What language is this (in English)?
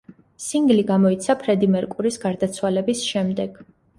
Georgian